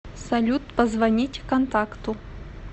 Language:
Russian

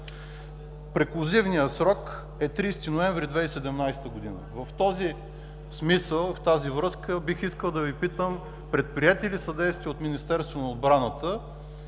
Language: Bulgarian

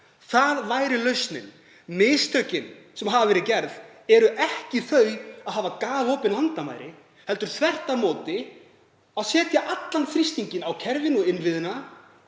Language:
Icelandic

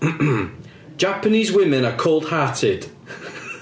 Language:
English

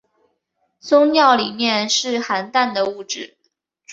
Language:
Chinese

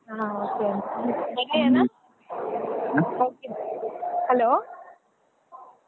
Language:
Kannada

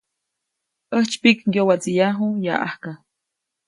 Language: Copainalá Zoque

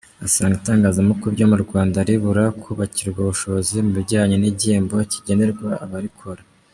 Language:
Kinyarwanda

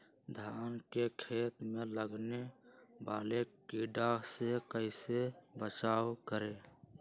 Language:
Magahi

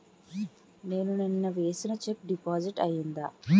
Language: Telugu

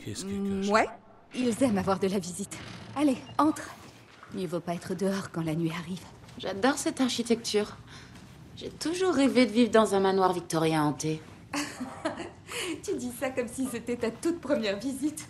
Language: French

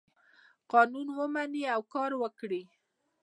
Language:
Pashto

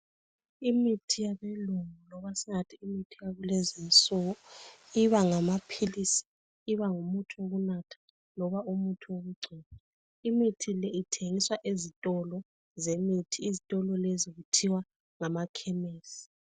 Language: North Ndebele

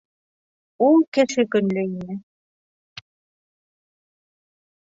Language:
Bashkir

